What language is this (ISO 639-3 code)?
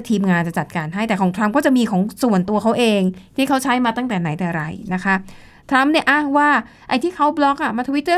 tha